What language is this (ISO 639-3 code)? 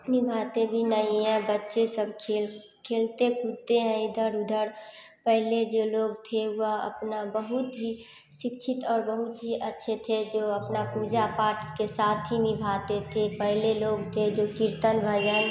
hin